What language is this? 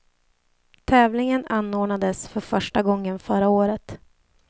Swedish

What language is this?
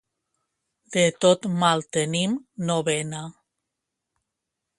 Catalan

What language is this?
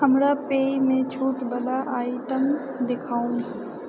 Maithili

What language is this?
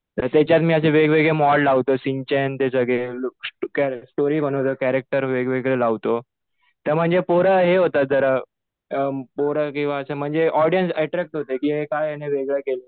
Marathi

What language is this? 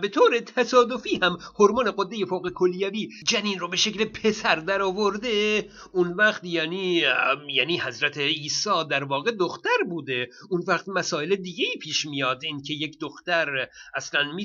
Persian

